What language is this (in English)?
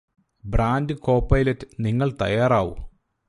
Malayalam